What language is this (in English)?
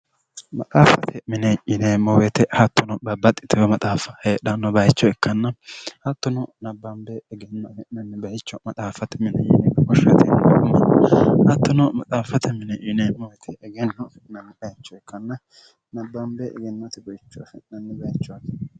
Sidamo